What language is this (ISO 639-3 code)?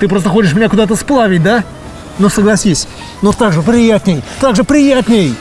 rus